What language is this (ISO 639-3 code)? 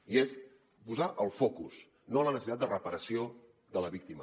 cat